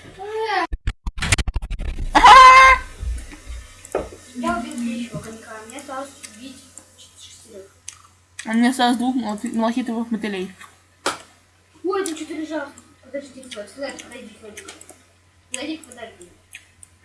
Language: Russian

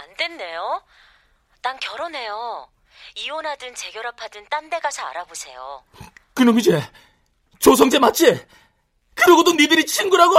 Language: Korean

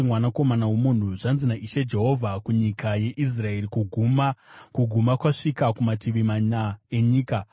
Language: Shona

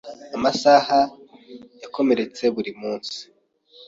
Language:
Kinyarwanda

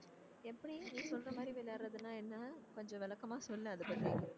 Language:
Tamil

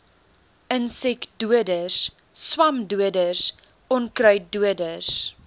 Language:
Afrikaans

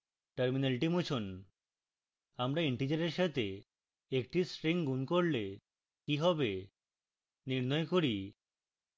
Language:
Bangla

